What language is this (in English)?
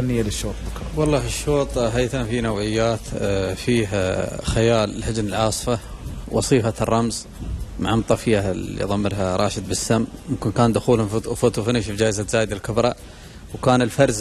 Arabic